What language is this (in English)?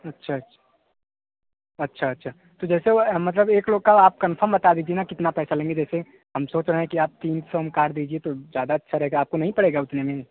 Hindi